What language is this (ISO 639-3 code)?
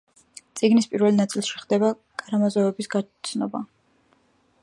kat